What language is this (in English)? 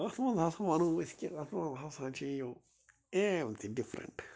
Kashmiri